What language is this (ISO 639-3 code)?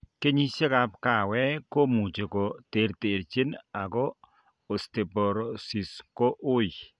kln